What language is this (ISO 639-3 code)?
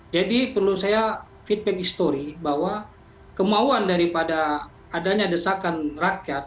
ind